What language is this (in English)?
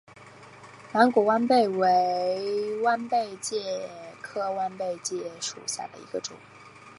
Chinese